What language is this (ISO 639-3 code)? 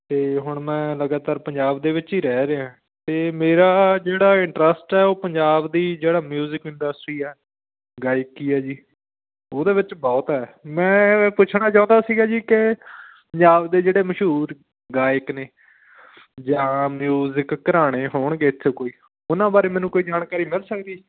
pan